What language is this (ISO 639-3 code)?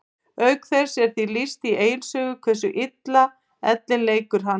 isl